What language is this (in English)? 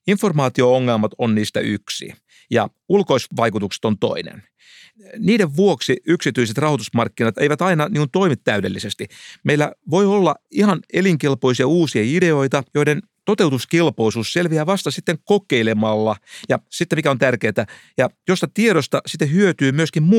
Finnish